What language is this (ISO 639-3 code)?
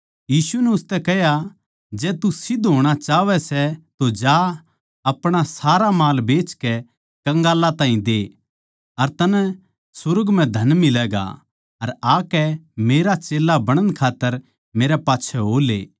bgc